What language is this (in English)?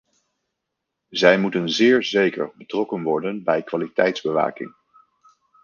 Dutch